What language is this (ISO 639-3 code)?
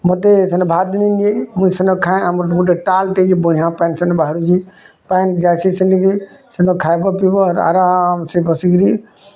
ori